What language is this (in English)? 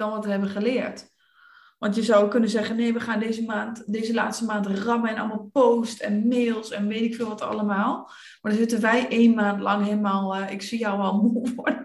Dutch